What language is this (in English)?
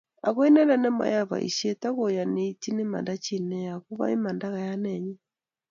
Kalenjin